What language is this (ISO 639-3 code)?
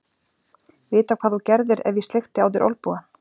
isl